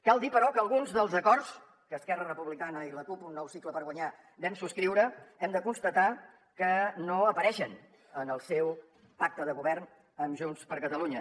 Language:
Catalan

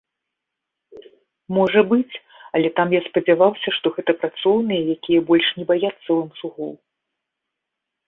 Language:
Belarusian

